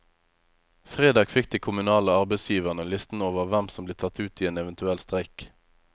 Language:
Norwegian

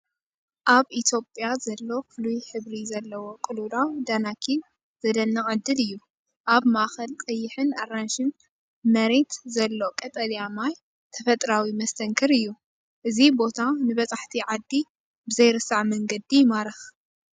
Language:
Tigrinya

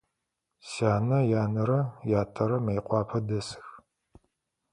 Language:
Adyghe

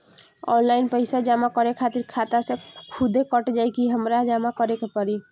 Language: Bhojpuri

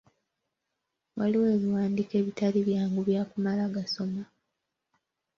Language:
Ganda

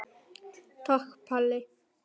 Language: Icelandic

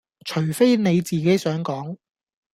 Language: Cantonese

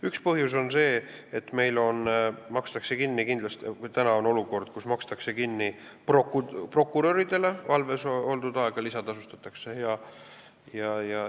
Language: Estonian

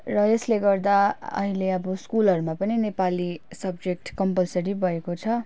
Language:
Nepali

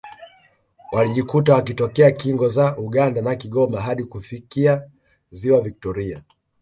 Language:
Swahili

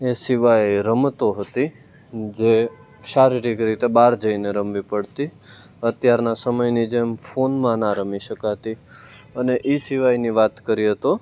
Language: Gujarati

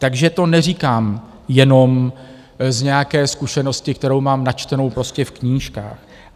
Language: Czech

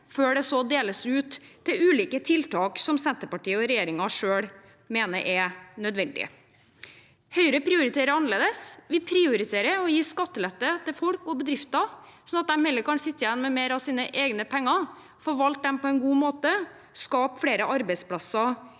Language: Norwegian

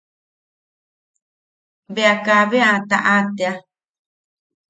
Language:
Yaqui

